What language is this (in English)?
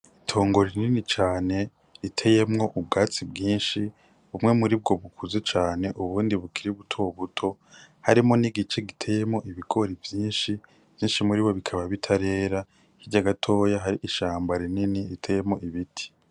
Rundi